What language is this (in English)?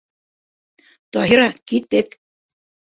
Bashkir